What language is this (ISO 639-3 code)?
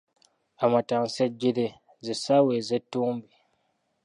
lug